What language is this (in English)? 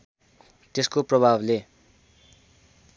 Nepali